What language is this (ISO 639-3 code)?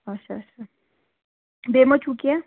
kas